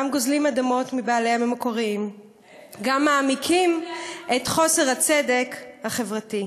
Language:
Hebrew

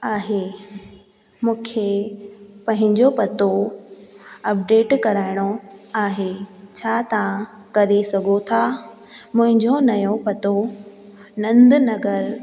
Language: Sindhi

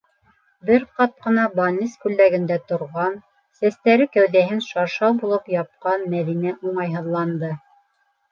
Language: Bashkir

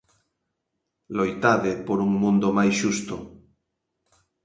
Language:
Galician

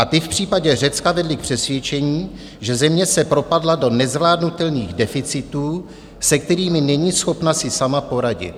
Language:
Czech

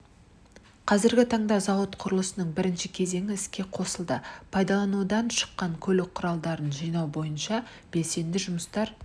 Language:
Kazakh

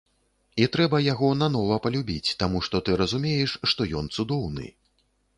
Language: Belarusian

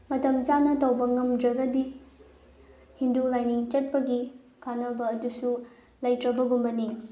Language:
Manipuri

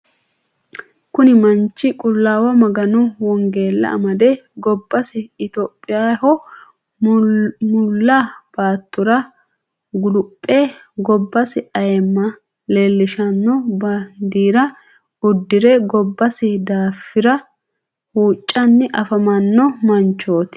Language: Sidamo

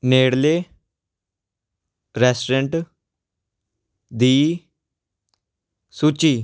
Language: Punjabi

